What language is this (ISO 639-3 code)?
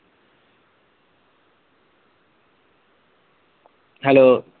pan